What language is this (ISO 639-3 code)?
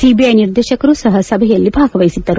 kan